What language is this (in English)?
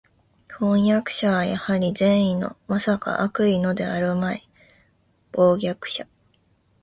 Japanese